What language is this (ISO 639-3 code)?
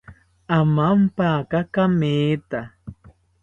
cpy